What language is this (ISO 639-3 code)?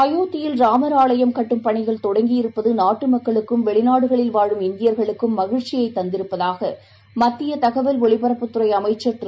tam